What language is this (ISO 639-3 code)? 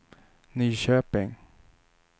swe